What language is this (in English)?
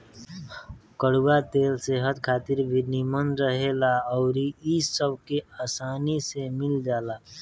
Bhojpuri